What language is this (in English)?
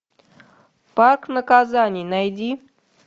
Russian